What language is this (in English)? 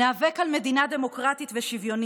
Hebrew